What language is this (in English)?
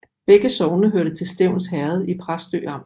Danish